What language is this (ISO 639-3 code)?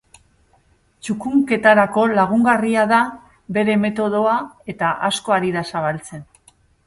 eus